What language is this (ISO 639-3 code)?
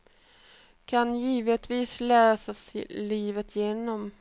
swe